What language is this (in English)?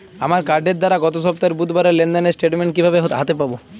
Bangla